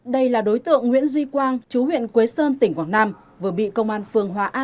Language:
Vietnamese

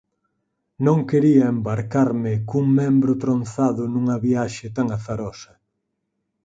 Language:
Galician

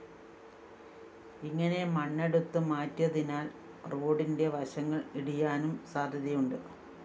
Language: Malayalam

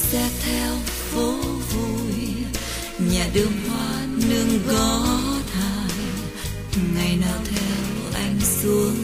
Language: Vietnamese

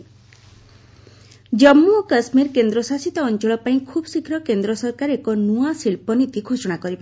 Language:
Odia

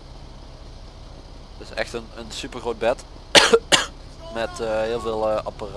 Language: Dutch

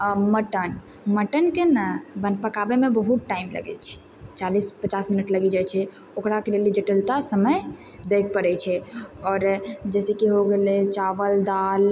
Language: Maithili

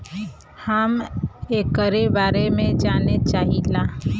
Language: Bhojpuri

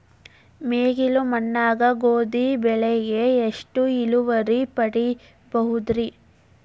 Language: Kannada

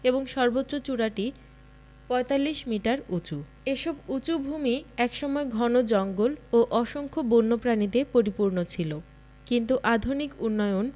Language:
Bangla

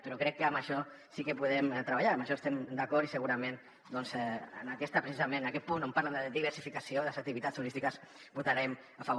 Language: Catalan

